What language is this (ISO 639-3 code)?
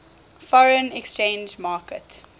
eng